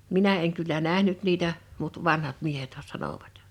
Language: Finnish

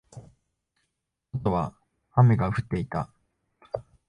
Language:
Japanese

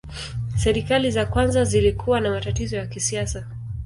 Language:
Swahili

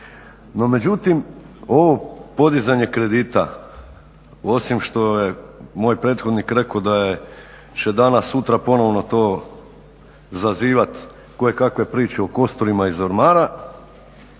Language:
Croatian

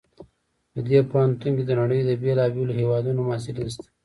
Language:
Pashto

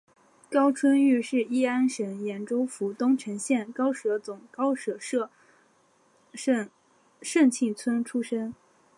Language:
Chinese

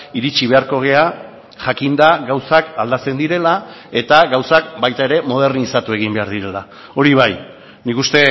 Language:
Basque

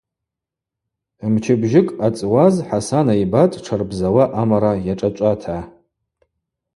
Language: Abaza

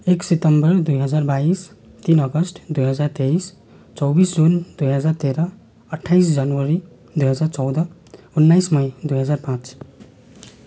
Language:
Nepali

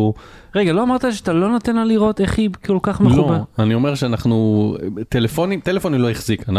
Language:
Hebrew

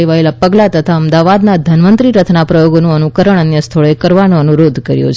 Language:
Gujarati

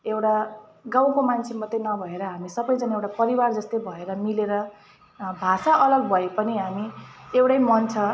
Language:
Nepali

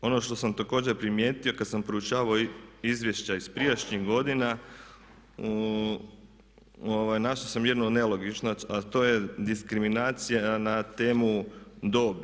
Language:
Croatian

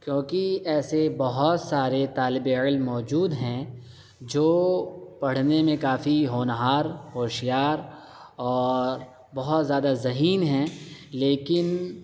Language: Urdu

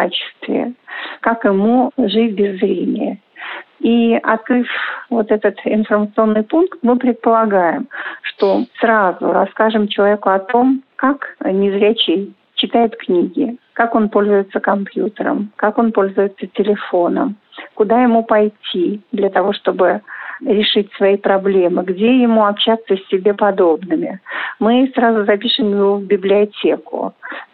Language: Russian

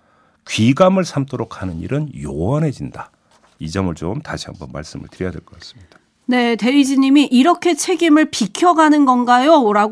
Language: Korean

